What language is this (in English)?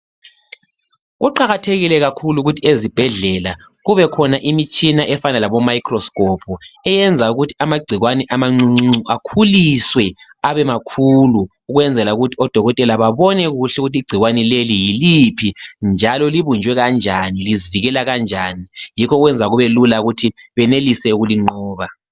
North Ndebele